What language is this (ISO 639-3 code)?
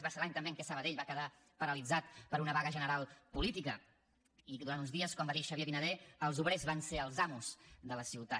cat